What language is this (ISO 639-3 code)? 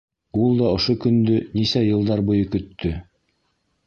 bak